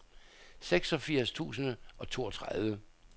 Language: Danish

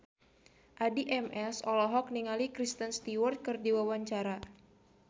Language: Sundanese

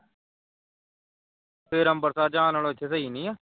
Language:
Punjabi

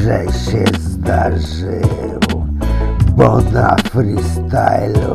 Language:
Polish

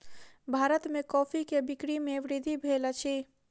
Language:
Maithili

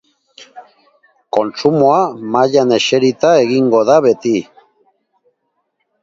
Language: Basque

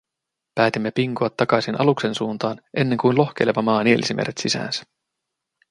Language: Finnish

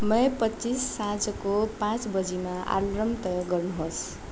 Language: Nepali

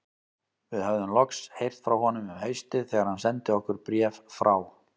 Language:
Icelandic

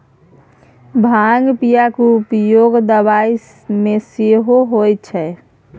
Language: Maithili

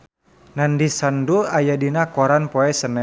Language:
Sundanese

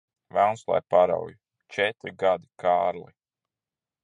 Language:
Latvian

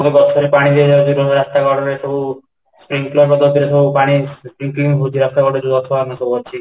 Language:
Odia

